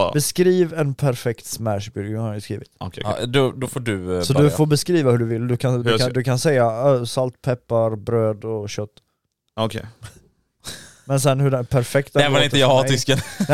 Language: Swedish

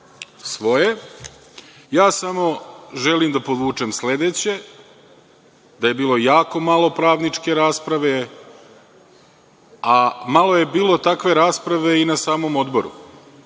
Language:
Serbian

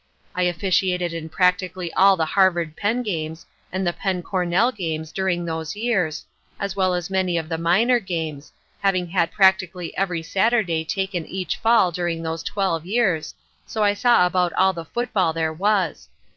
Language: English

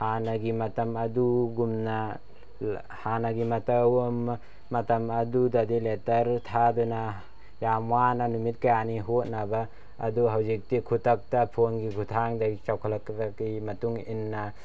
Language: Manipuri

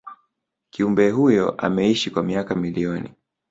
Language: Swahili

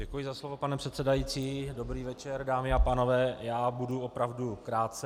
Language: Czech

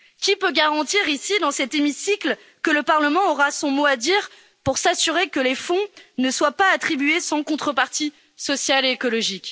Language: French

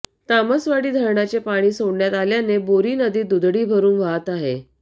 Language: Marathi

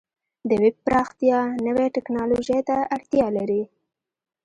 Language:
Pashto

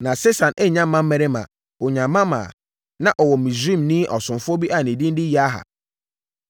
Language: Akan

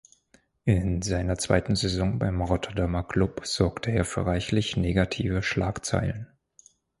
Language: German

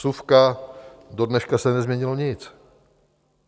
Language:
Czech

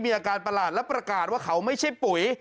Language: Thai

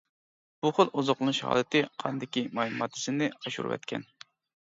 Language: Uyghur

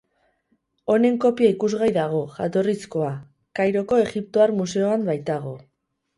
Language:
Basque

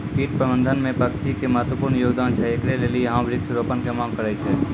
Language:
Maithili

